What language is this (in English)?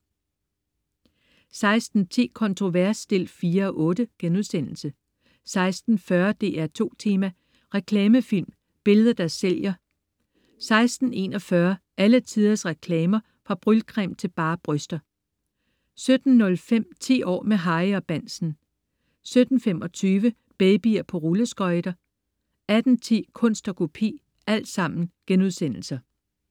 Danish